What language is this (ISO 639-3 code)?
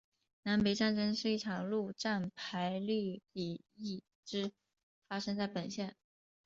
zho